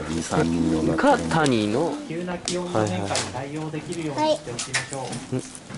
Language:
Japanese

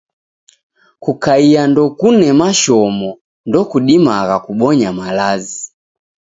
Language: Taita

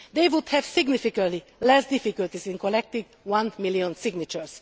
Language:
English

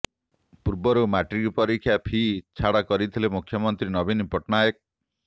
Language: Odia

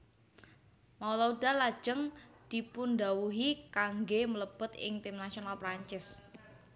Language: Javanese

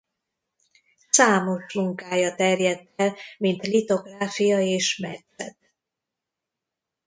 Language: Hungarian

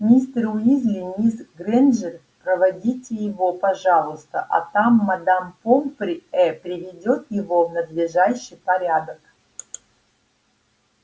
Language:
Russian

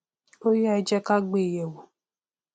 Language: Yoruba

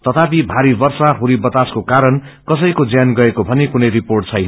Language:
Nepali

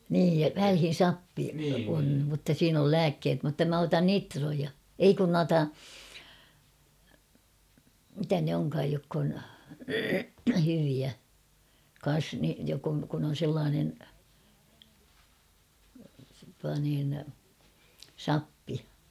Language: Finnish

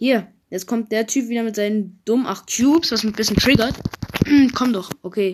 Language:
German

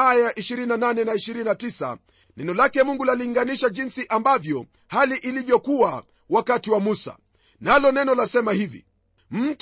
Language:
Swahili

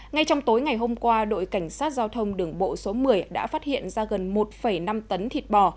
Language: Vietnamese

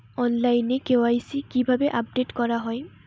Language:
Bangla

